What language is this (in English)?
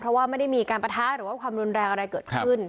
Thai